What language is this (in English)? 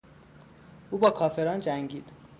Persian